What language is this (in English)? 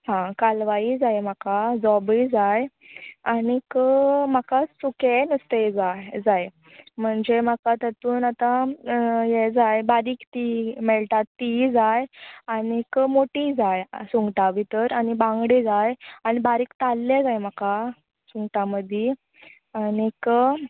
Konkani